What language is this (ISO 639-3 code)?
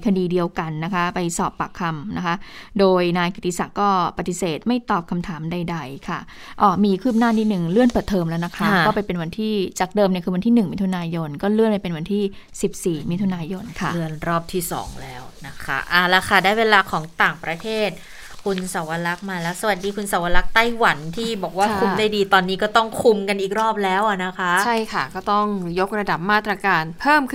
tha